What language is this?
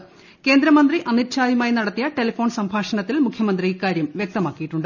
Malayalam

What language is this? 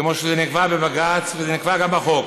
Hebrew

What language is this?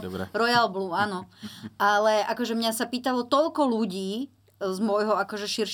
Slovak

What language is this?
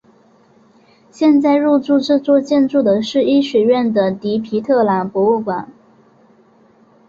Chinese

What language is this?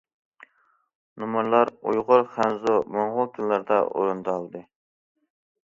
Uyghur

